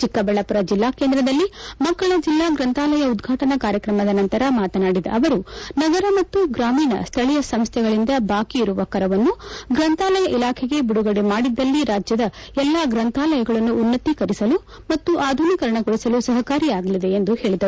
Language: Kannada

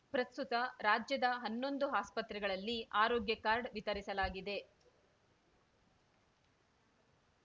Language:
Kannada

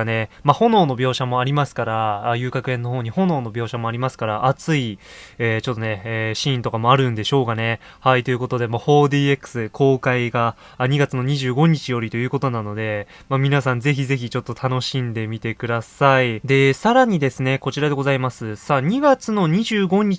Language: Japanese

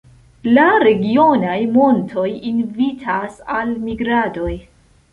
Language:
Esperanto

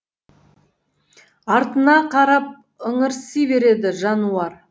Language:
Kazakh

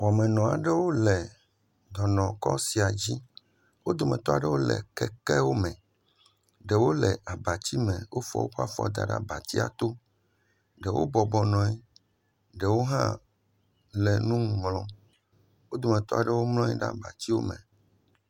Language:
Ewe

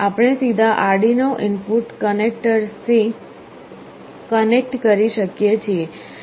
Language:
Gujarati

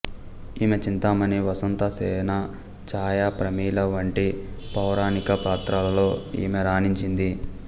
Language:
Telugu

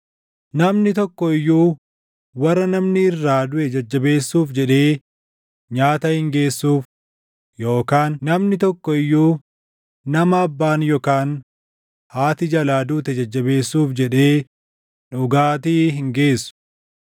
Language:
Oromo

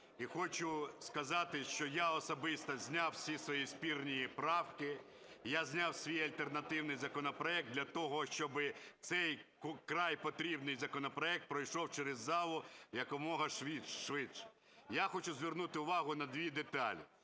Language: Ukrainian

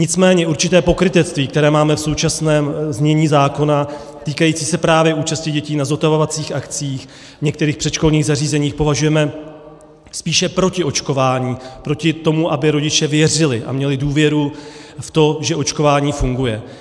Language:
Czech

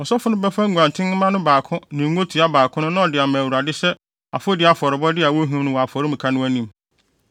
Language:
Akan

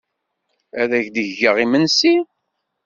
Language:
Kabyle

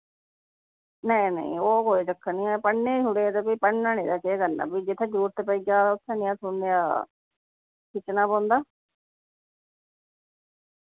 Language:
Dogri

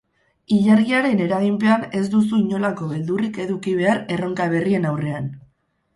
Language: Basque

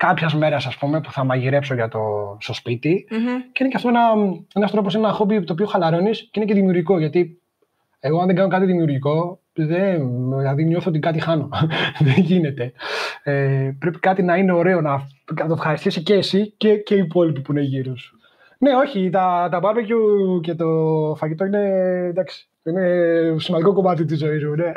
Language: Greek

